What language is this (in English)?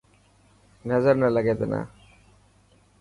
Dhatki